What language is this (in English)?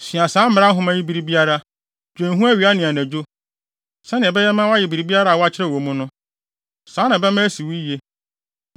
Akan